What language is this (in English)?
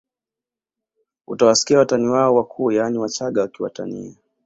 Swahili